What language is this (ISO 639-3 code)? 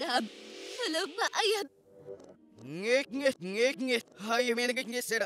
ara